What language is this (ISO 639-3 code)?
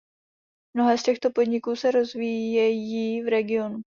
ces